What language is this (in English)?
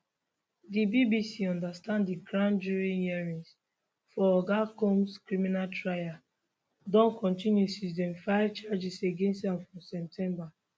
Nigerian Pidgin